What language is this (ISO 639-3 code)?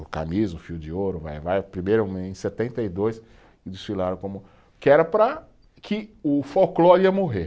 por